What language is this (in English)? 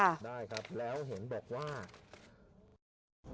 Thai